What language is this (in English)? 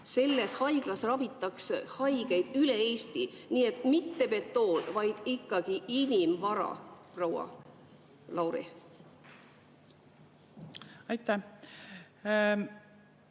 Estonian